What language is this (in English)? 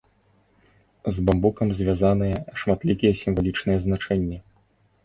Belarusian